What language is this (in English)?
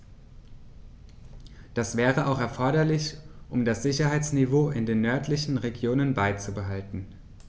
German